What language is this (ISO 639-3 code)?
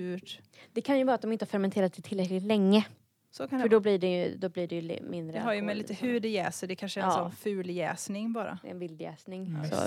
swe